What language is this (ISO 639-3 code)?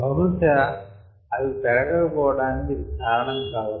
tel